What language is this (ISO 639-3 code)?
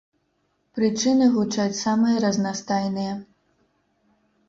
bel